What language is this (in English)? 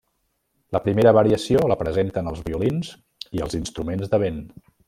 Catalan